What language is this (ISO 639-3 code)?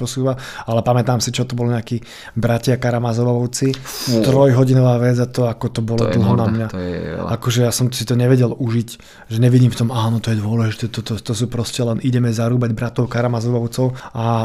slk